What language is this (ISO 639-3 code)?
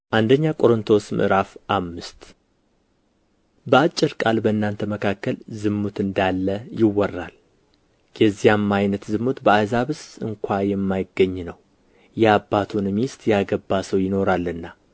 amh